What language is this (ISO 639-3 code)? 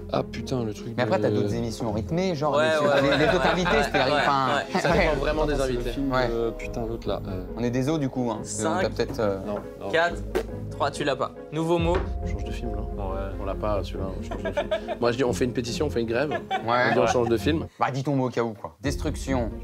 fra